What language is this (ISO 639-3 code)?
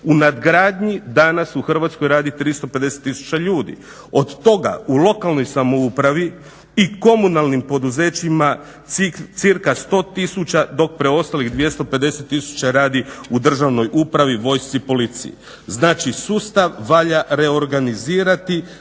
hrv